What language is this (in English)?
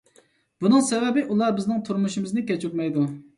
Uyghur